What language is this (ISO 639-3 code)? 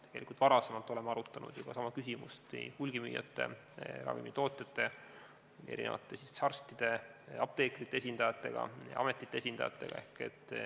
est